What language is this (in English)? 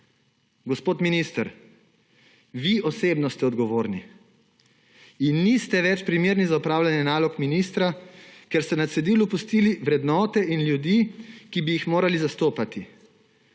Slovenian